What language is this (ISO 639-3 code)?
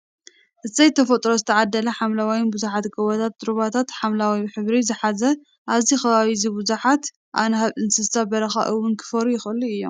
tir